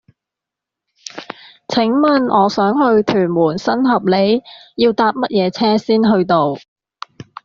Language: Cantonese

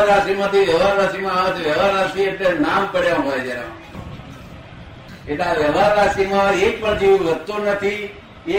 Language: Gujarati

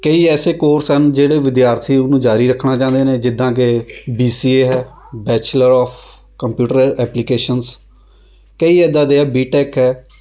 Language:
Punjabi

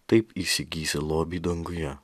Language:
Lithuanian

